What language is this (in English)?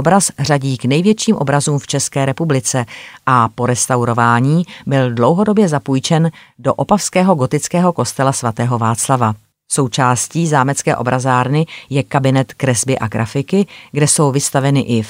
Czech